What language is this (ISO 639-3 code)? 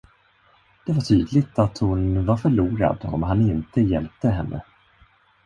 swe